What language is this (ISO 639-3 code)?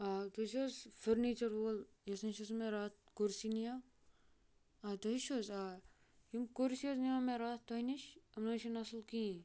kas